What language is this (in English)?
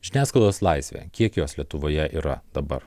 Lithuanian